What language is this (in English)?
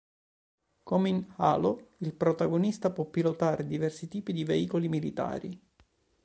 Italian